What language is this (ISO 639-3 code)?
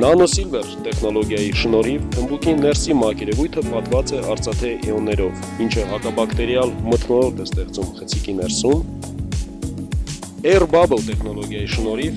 ron